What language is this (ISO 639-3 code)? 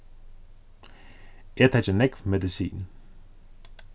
fao